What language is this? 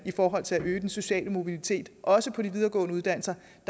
Danish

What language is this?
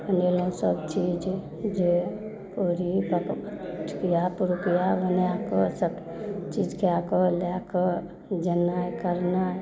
Maithili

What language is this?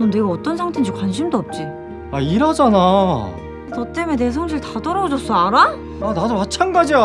Korean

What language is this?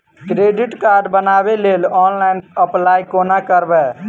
Maithili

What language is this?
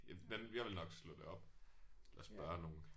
Danish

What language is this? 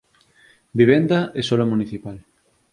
Galician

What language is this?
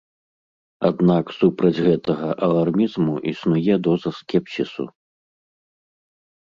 Belarusian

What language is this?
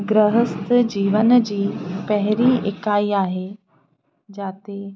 Sindhi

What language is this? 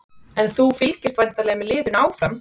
Icelandic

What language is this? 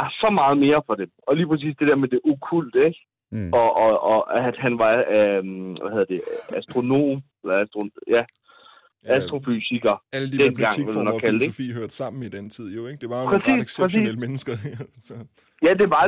Danish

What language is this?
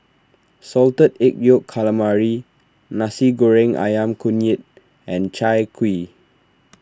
English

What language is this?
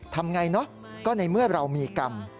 Thai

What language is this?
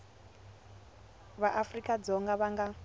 Tsonga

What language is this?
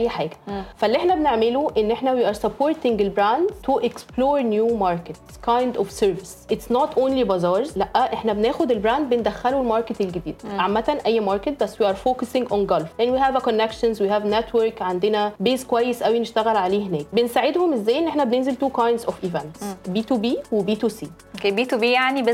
Arabic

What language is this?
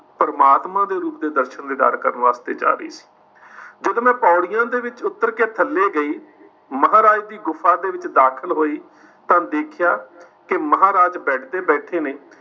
Punjabi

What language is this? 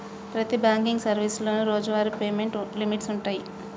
Telugu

